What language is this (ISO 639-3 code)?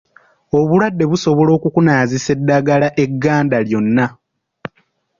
lug